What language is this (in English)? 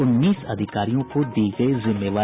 Hindi